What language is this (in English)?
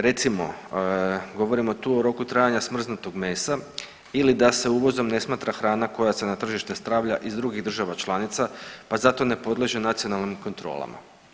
Croatian